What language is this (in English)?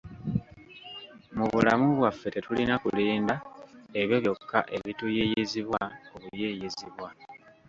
Ganda